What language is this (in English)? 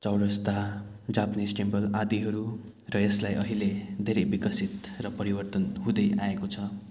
Nepali